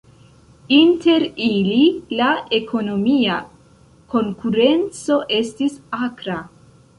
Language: Esperanto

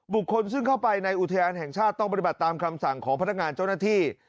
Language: Thai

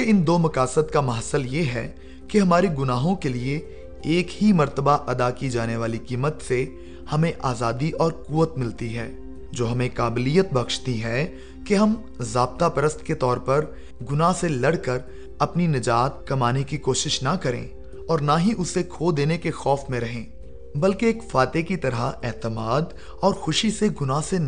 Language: Urdu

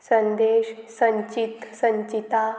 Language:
Konkani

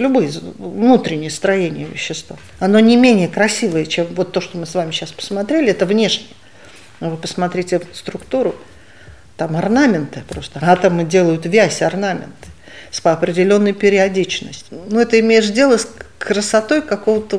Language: Russian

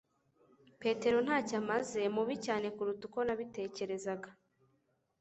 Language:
Kinyarwanda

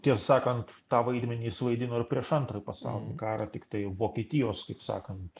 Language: Lithuanian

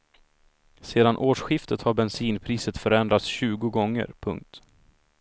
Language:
Swedish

